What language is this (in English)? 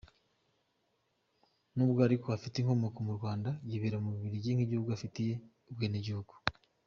Kinyarwanda